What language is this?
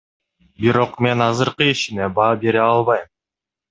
Kyrgyz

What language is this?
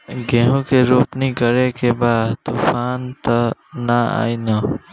Bhojpuri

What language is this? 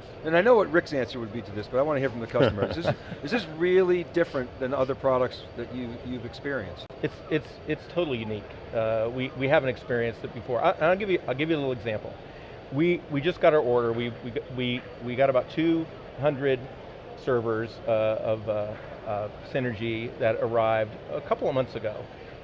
English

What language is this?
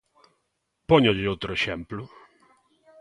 Galician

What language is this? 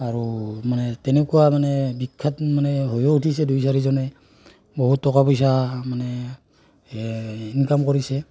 Assamese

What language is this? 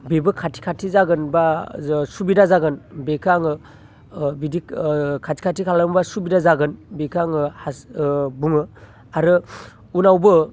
Bodo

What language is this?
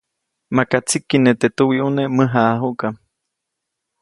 Copainalá Zoque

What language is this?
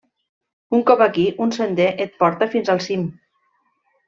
Catalan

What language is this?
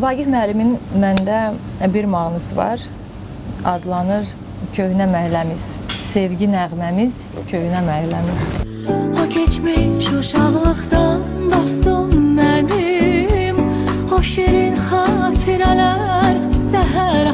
Turkish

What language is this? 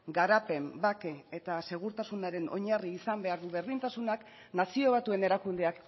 Basque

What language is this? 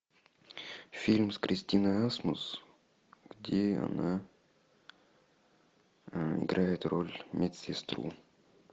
Russian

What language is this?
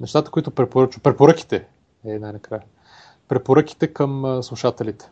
Bulgarian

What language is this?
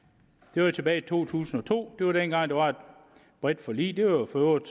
Danish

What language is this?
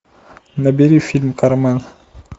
Russian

